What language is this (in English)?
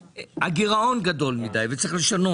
Hebrew